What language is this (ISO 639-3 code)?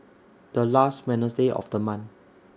eng